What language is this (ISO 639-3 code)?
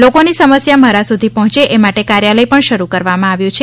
guj